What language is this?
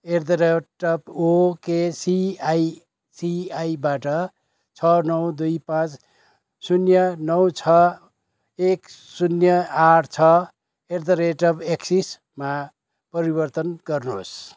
Nepali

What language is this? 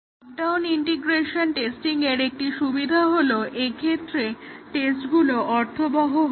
Bangla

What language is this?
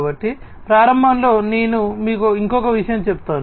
Telugu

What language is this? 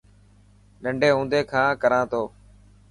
Dhatki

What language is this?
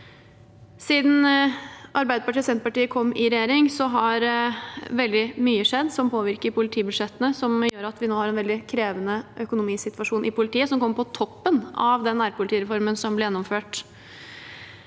Norwegian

